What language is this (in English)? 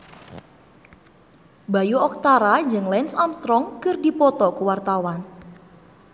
Sundanese